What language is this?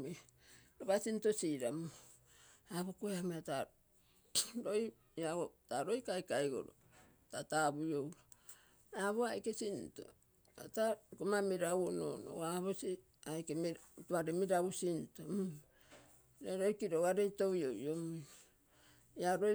Terei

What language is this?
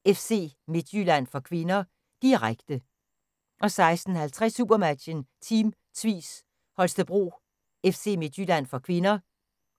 Danish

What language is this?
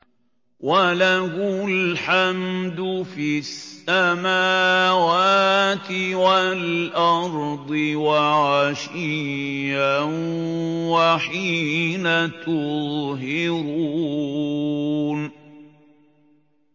Arabic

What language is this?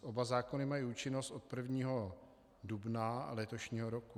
Czech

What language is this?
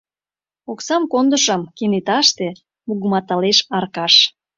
Mari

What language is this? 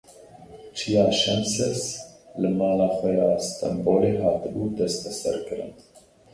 Kurdish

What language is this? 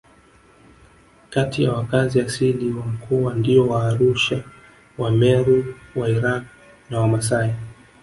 Swahili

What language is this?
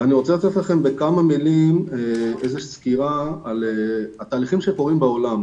Hebrew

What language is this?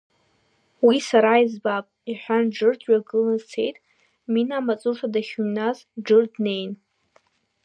Abkhazian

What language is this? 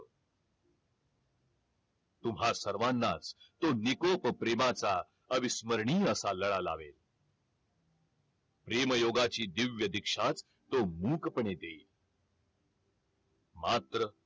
Marathi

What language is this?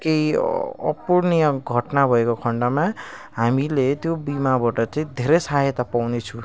Nepali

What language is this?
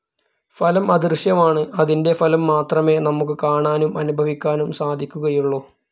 Malayalam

